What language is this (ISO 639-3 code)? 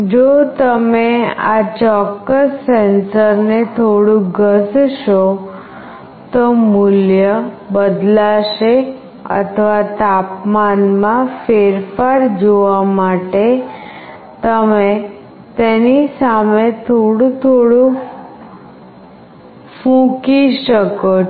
guj